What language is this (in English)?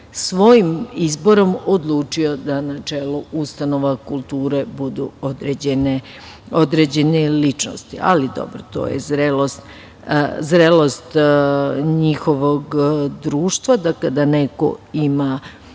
Serbian